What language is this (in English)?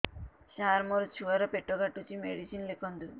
Odia